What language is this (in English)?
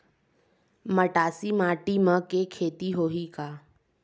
Chhattisgarhi